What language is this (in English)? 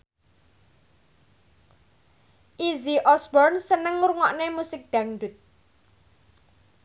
Javanese